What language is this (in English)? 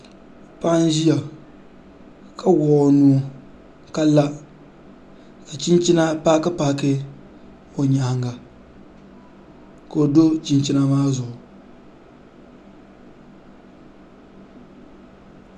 Dagbani